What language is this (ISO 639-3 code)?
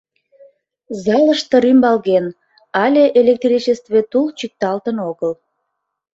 chm